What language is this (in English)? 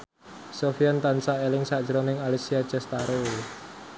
Javanese